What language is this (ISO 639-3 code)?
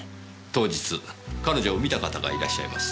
jpn